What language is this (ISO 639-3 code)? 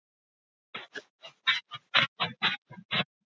isl